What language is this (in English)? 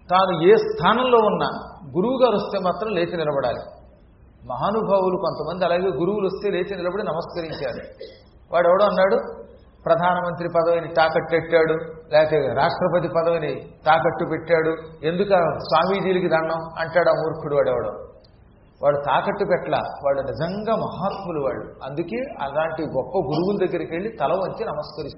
Telugu